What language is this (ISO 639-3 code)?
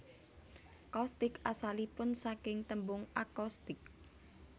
jav